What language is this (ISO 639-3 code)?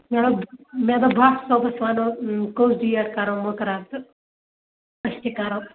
kas